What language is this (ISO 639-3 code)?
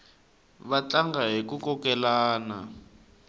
tso